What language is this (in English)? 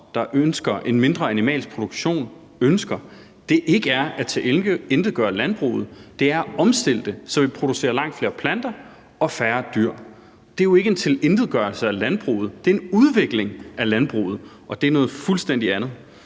Danish